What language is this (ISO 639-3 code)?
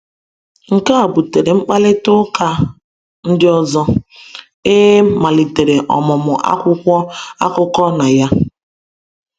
ibo